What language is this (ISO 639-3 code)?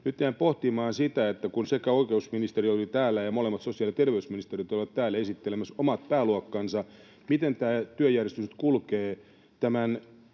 fin